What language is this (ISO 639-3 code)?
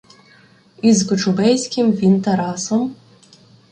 ukr